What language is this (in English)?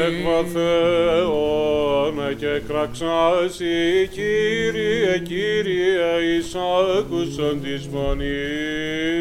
Greek